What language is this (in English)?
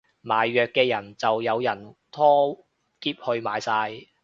Cantonese